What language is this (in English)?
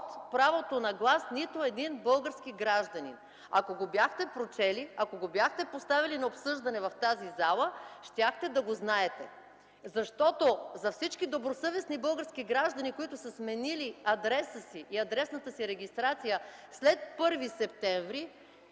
Bulgarian